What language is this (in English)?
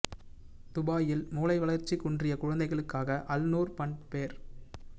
Tamil